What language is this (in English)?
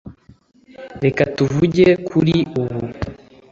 Kinyarwanda